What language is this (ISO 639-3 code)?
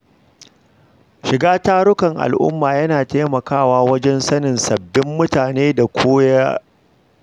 hau